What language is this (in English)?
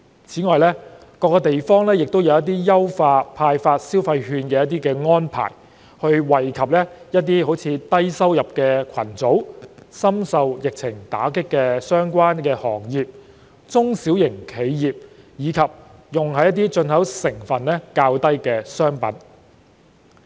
Cantonese